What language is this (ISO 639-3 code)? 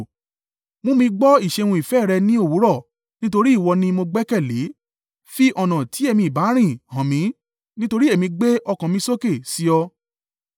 yor